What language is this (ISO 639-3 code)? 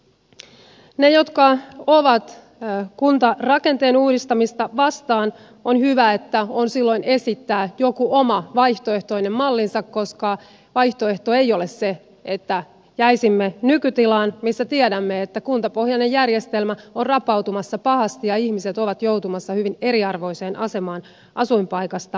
fin